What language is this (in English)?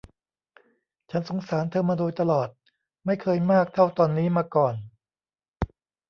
Thai